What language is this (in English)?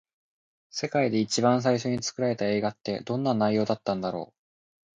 Japanese